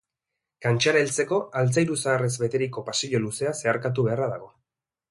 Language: Basque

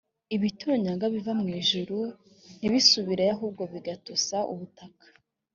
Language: Kinyarwanda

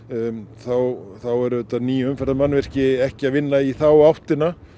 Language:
Icelandic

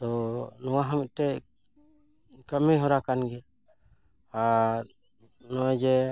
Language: Santali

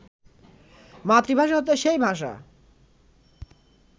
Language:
Bangla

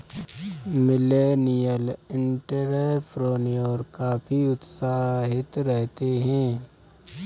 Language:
Hindi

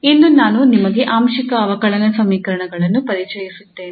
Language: Kannada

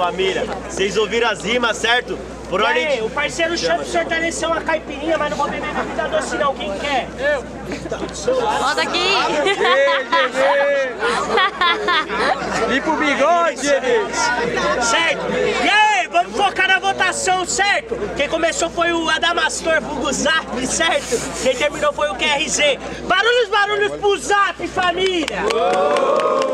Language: Portuguese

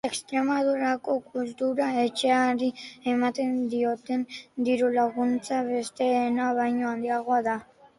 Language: Basque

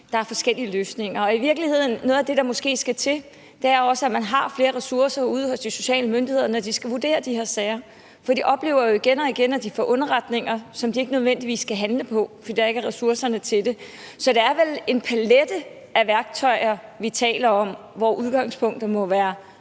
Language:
Danish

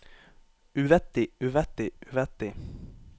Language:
Norwegian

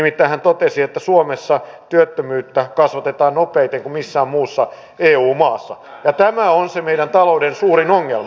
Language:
Finnish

